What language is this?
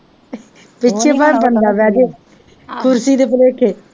Punjabi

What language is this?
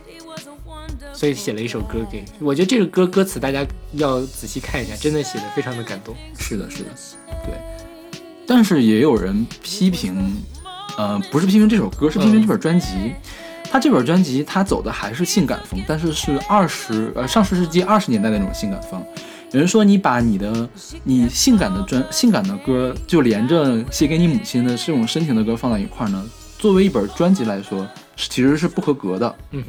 Chinese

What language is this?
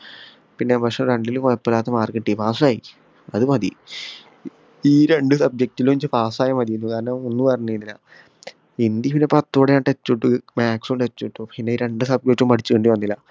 Malayalam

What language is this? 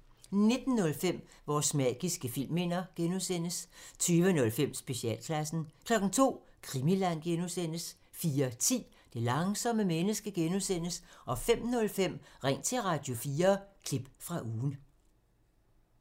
Danish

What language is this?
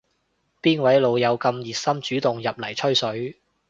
Cantonese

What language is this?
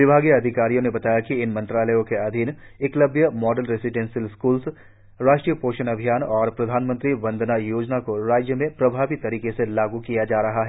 Hindi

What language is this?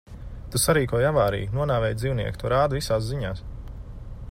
Latvian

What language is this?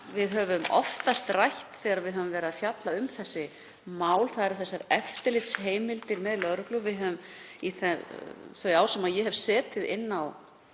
Icelandic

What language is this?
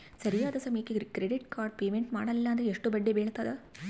Kannada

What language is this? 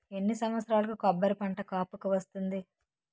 Telugu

